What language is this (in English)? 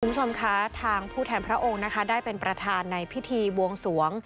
Thai